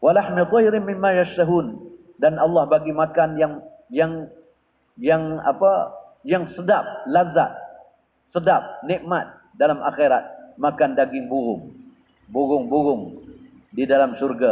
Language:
Malay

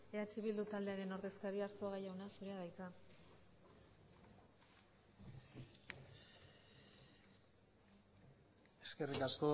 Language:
Basque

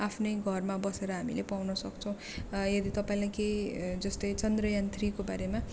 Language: Nepali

